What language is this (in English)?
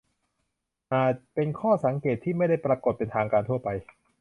Thai